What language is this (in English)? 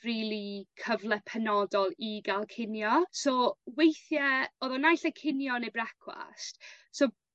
Welsh